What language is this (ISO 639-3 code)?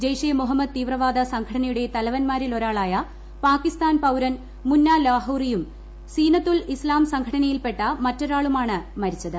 mal